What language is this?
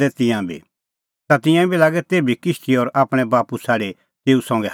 Kullu Pahari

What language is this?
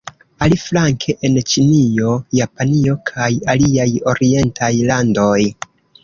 Esperanto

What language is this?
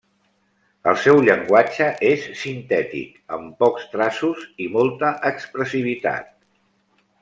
Catalan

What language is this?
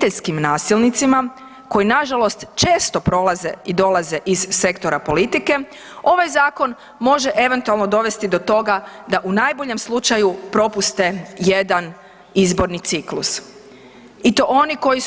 Croatian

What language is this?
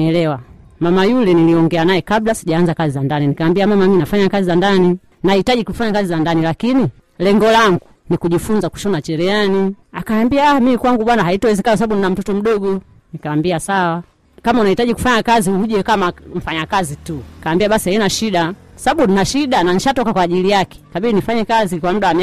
Swahili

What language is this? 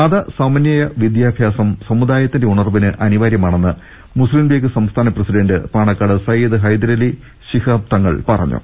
Malayalam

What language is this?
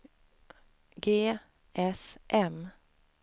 Swedish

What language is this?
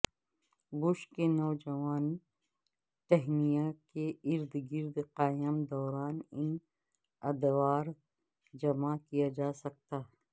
Urdu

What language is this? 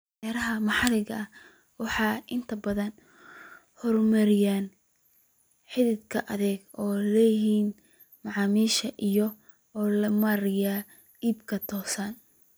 Somali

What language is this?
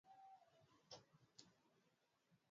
Swahili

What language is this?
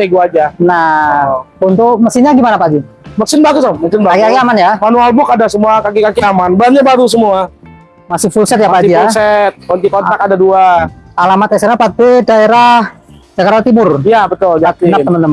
Indonesian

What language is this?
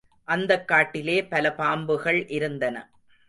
Tamil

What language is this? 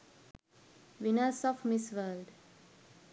Sinhala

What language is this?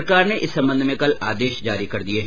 Hindi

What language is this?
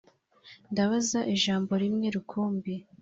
Kinyarwanda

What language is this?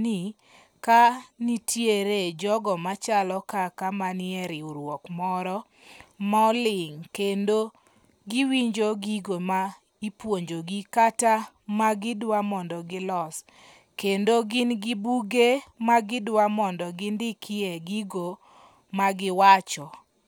Luo (Kenya and Tanzania)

